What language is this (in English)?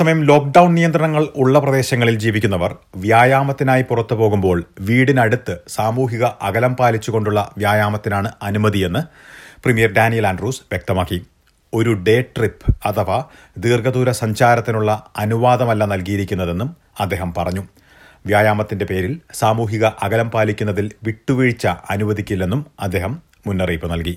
Malayalam